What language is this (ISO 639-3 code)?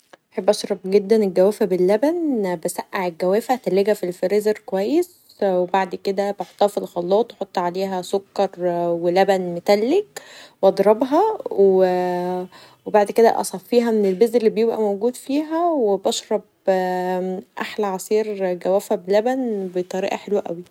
arz